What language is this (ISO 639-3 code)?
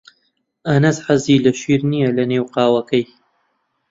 ckb